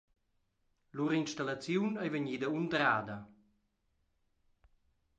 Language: Romansh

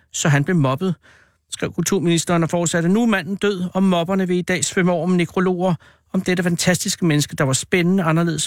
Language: Danish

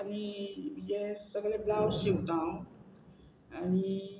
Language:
Konkani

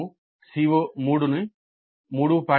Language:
Telugu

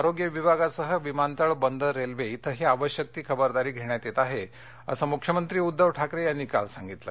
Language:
Marathi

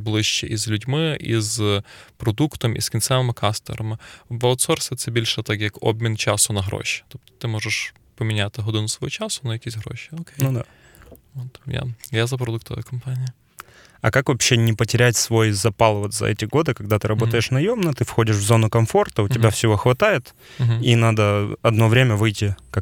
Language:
Ukrainian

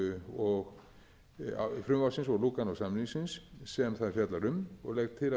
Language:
Icelandic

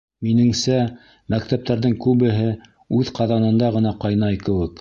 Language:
Bashkir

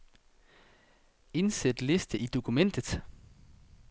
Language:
Danish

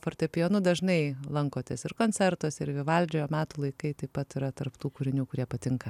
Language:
Lithuanian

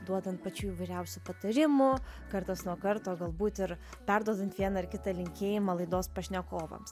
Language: Lithuanian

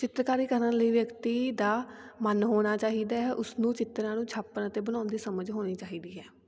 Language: Punjabi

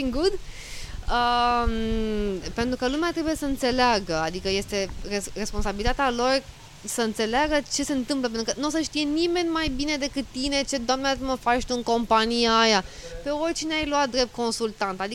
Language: Romanian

